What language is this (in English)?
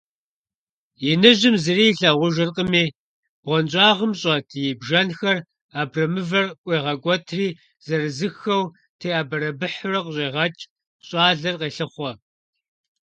Kabardian